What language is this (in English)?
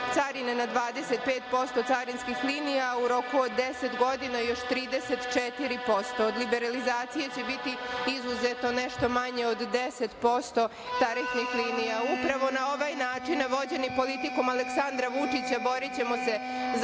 Serbian